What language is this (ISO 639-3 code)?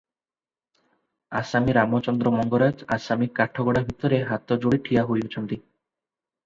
ori